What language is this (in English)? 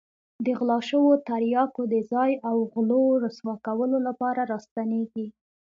Pashto